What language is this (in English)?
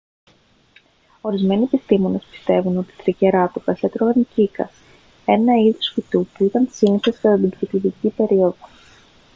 Greek